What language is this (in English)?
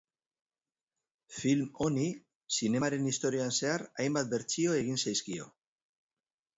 Basque